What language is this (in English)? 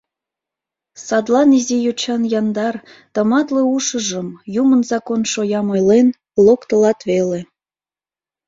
Mari